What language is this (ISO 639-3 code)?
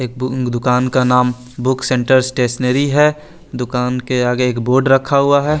hin